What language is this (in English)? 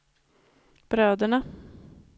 Swedish